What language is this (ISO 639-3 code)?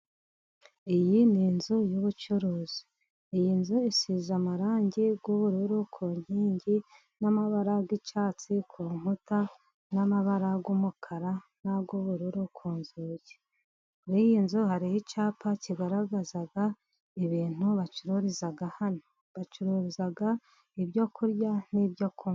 kin